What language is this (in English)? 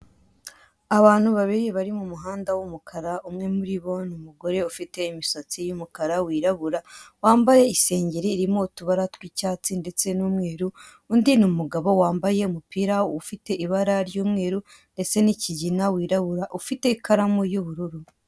Kinyarwanda